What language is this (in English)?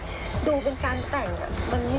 Thai